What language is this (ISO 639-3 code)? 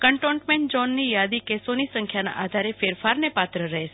guj